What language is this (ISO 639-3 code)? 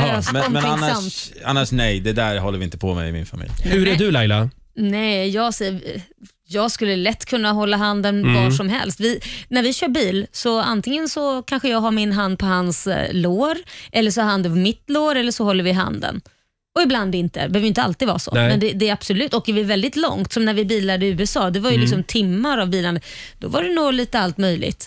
swe